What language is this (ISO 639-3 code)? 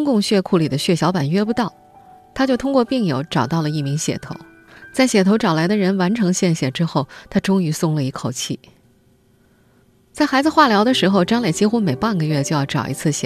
zho